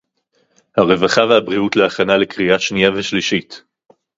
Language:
Hebrew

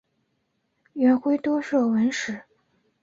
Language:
Chinese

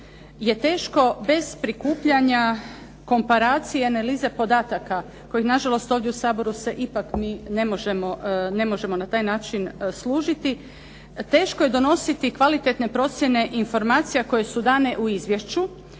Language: Croatian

